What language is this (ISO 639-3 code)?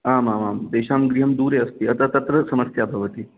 san